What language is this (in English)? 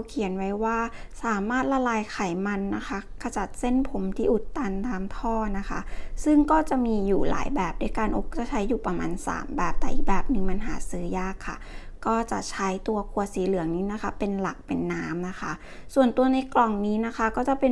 Thai